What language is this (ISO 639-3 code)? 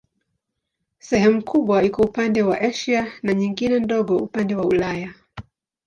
swa